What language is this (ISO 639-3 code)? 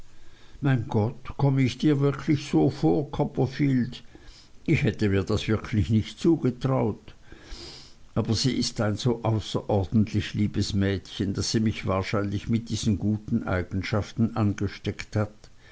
deu